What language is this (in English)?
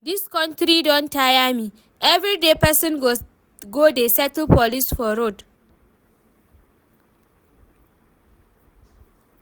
Nigerian Pidgin